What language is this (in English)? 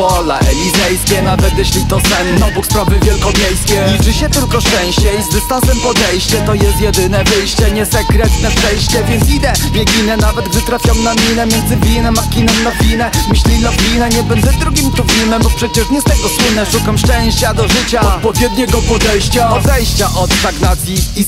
Polish